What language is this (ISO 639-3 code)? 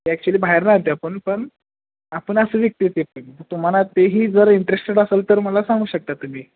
mar